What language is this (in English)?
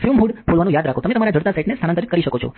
Gujarati